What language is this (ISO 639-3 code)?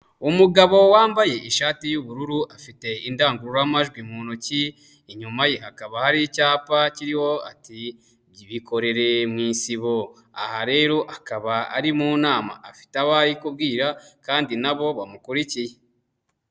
kin